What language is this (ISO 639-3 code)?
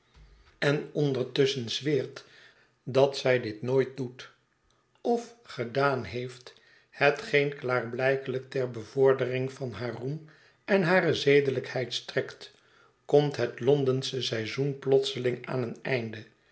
nld